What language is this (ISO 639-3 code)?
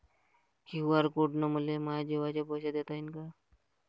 mar